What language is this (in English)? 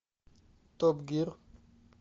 Russian